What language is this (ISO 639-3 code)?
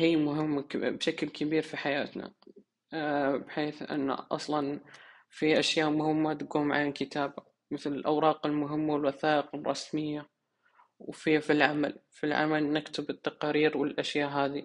ara